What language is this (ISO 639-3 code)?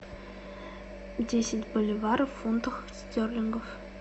rus